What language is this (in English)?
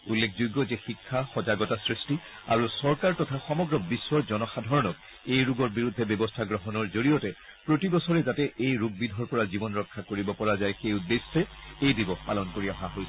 Assamese